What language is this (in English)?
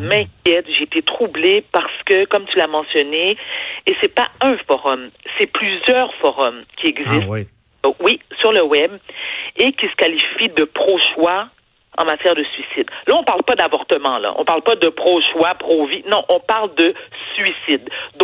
French